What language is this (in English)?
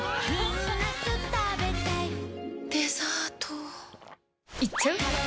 Japanese